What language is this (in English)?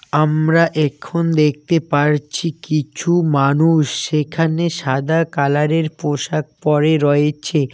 Bangla